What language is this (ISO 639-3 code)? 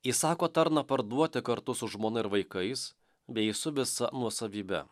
lit